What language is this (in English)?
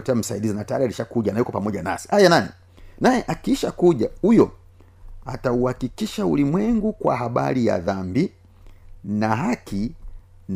Swahili